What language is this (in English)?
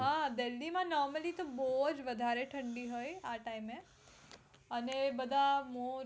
Gujarati